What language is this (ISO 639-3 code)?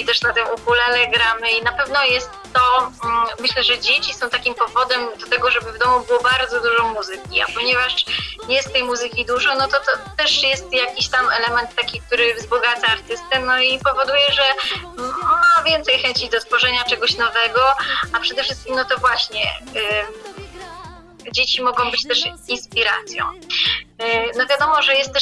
pol